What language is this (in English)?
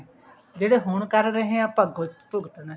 Punjabi